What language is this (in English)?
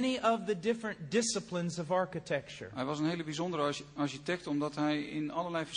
Dutch